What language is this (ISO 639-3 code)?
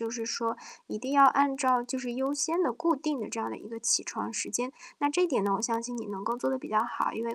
zho